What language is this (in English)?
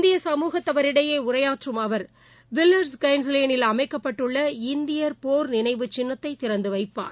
Tamil